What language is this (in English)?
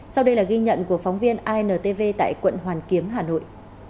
Vietnamese